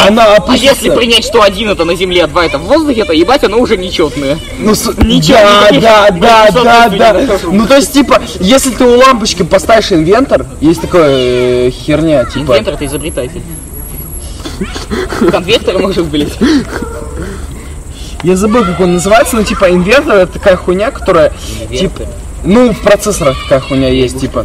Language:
Russian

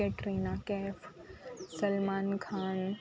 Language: Gujarati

